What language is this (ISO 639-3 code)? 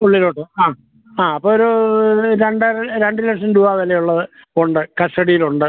mal